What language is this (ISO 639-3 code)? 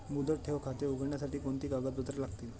mar